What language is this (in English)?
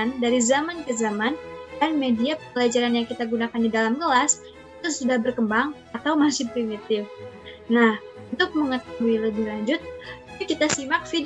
Indonesian